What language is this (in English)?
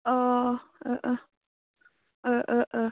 Bodo